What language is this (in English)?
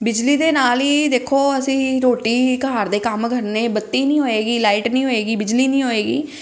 Punjabi